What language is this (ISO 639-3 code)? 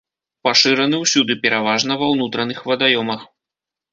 bel